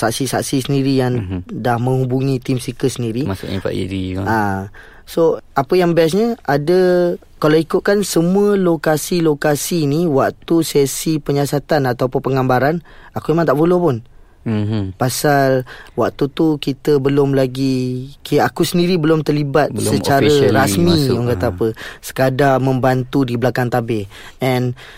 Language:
Malay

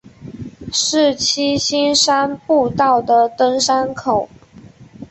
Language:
Chinese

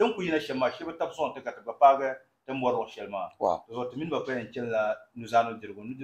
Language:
Arabic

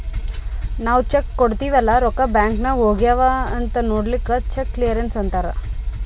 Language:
Kannada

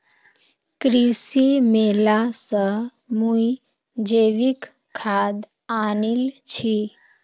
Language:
Magahi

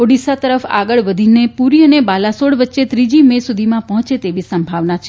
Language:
Gujarati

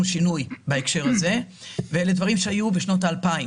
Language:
Hebrew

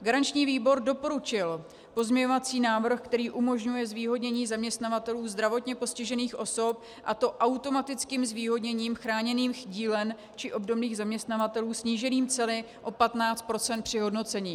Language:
Czech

